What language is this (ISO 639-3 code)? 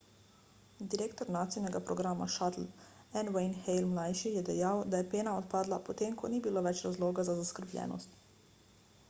slv